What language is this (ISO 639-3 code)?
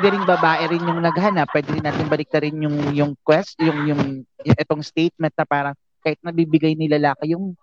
fil